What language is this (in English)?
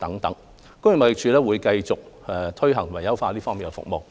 Cantonese